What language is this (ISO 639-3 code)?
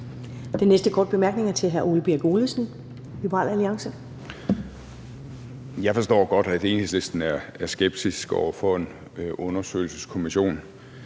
dan